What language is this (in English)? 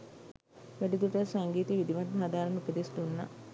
Sinhala